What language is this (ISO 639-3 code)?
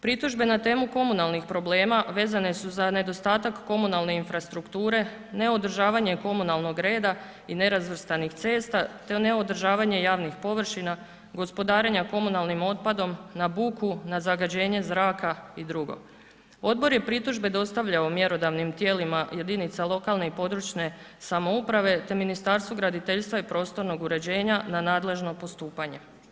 hrv